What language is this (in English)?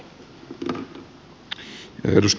Finnish